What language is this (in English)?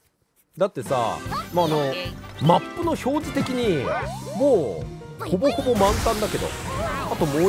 Japanese